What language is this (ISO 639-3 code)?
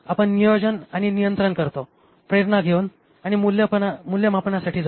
mar